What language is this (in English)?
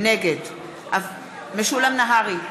Hebrew